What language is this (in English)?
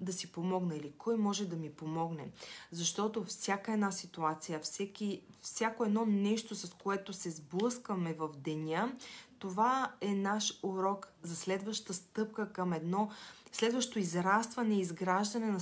Bulgarian